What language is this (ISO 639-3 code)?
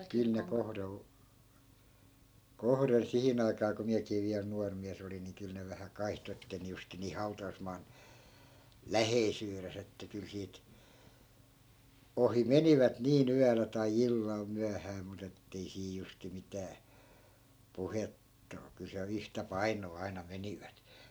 fin